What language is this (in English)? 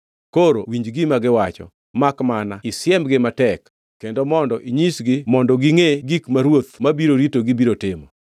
Luo (Kenya and Tanzania)